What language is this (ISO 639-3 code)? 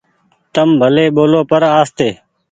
gig